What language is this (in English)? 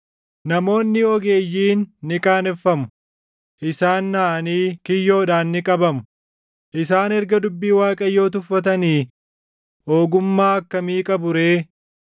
Oromo